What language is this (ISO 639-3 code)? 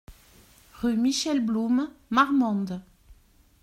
fra